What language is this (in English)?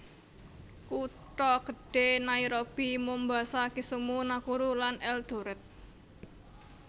Javanese